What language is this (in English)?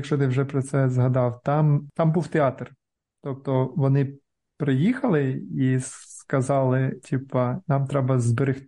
Ukrainian